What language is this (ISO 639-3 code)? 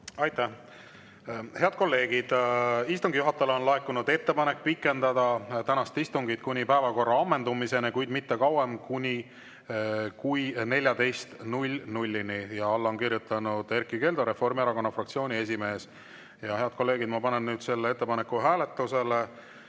est